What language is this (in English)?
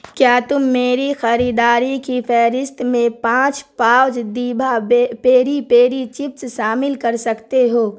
Urdu